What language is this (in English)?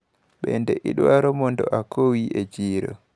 Luo (Kenya and Tanzania)